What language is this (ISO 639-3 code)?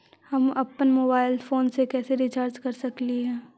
mag